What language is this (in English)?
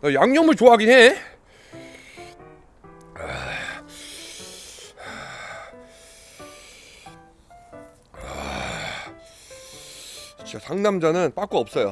Korean